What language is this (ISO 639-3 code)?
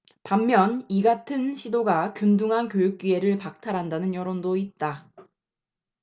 kor